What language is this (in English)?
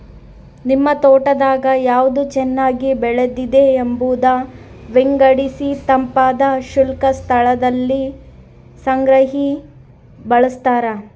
Kannada